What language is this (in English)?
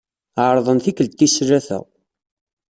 Kabyle